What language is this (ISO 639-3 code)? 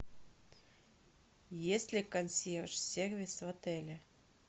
rus